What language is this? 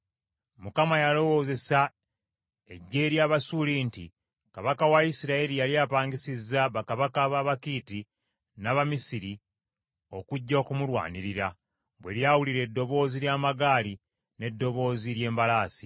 Ganda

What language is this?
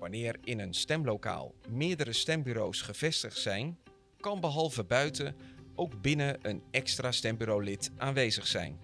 Dutch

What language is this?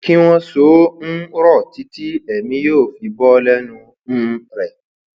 Yoruba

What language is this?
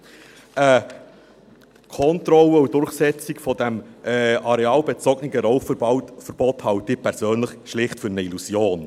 Swiss German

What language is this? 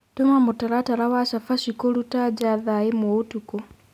Kikuyu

